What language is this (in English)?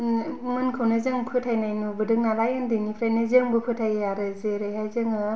Bodo